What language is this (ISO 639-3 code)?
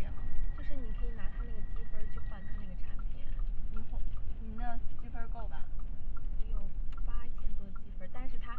zho